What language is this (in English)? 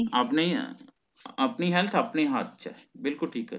Punjabi